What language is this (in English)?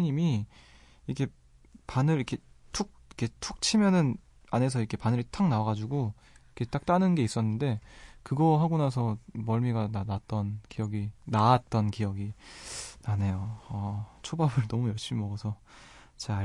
Korean